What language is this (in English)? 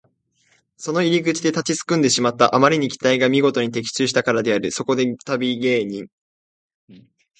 Japanese